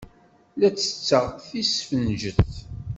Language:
Kabyle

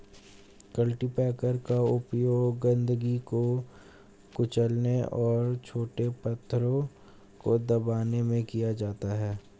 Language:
Hindi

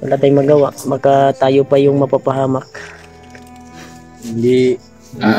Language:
Filipino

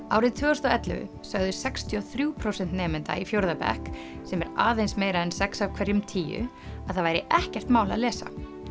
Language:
Icelandic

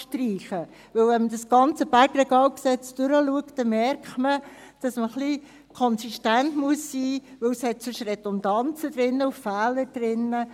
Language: Swiss German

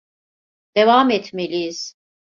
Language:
Turkish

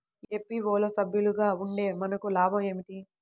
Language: Telugu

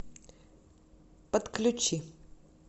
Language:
Russian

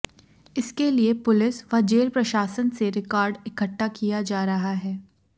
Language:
Hindi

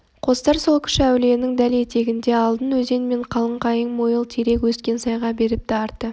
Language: Kazakh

